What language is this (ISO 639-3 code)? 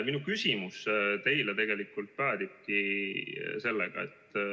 est